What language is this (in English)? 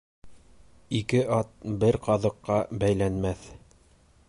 Bashkir